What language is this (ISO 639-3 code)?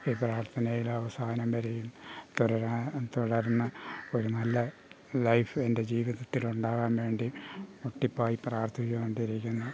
mal